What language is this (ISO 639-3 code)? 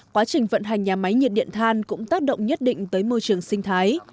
vie